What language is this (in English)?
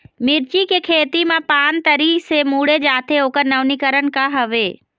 Chhattisgarhi